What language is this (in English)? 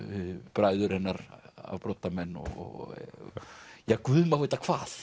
Icelandic